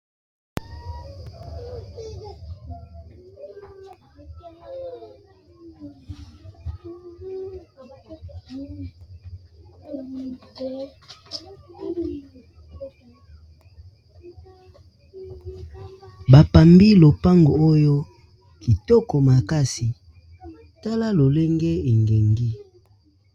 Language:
Lingala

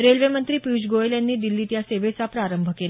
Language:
Marathi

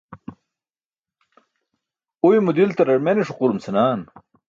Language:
Burushaski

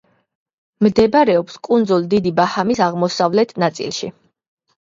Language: Georgian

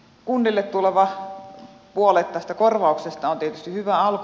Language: Finnish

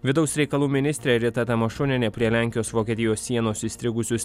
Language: Lithuanian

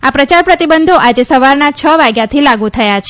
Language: Gujarati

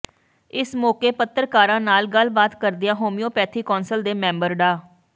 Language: Punjabi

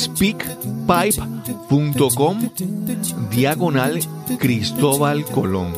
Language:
Spanish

